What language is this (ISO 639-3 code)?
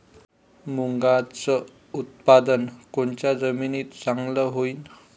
mar